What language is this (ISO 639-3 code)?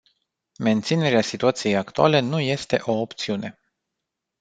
ron